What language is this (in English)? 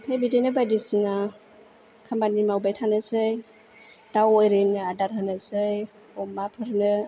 Bodo